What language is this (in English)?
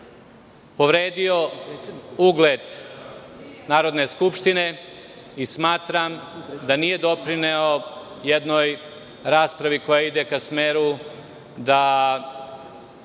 Serbian